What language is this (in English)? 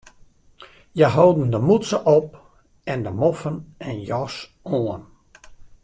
Western Frisian